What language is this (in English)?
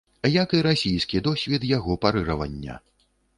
Belarusian